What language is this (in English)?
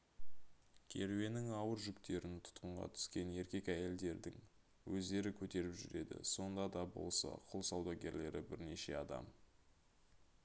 Kazakh